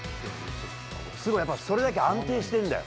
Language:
Japanese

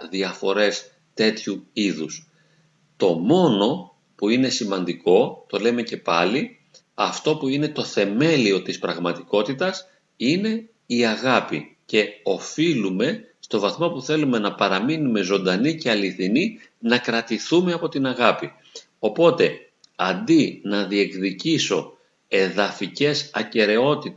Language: Greek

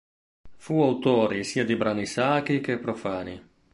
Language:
Italian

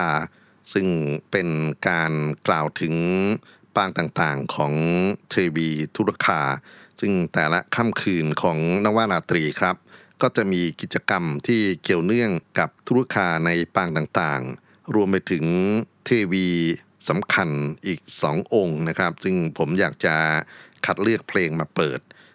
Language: Thai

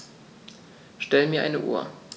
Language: German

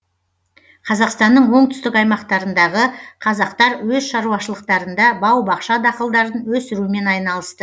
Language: Kazakh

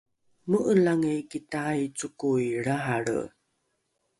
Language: Rukai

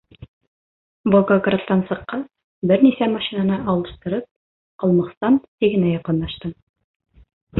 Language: Bashkir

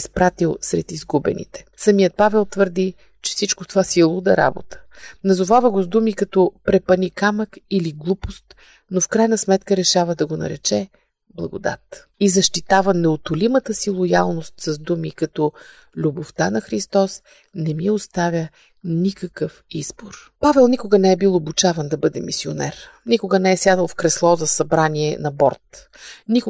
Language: Bulgarian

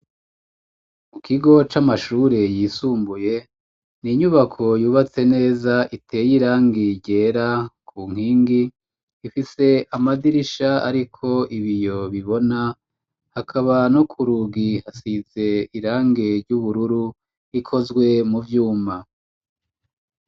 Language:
Rundi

